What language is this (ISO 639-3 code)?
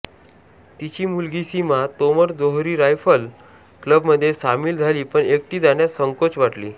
mar